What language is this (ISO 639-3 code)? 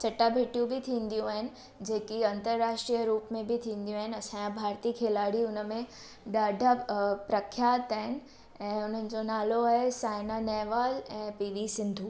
snd